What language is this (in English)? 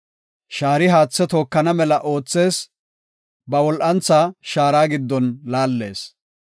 Gofa